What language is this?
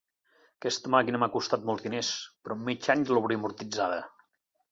Catalan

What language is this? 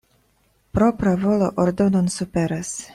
Esperanto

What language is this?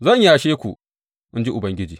Hausa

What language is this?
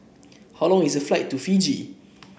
English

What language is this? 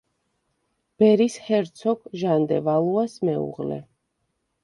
Georgian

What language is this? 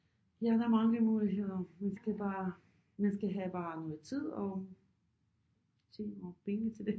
Danish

